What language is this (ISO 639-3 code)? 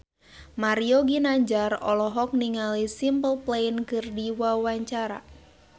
sun